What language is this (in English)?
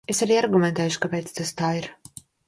Latvian